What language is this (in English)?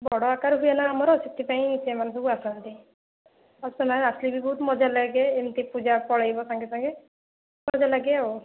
Odia